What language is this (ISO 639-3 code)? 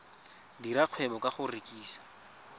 tsn